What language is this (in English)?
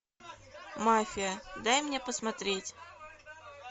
Russian